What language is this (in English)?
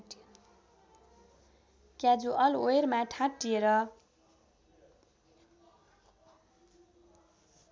Nepali